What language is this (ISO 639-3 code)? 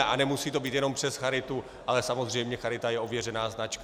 ces